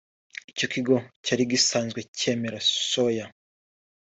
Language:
Kinyarwanda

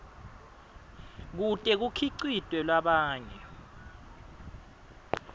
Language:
Swati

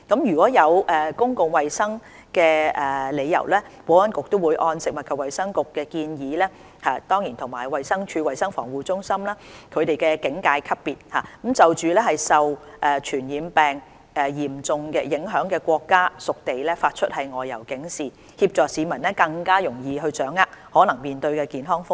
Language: Cantonese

